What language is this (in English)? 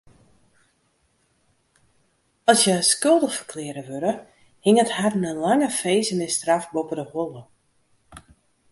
Western Frisian